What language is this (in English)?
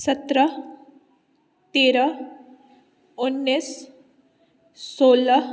Maithili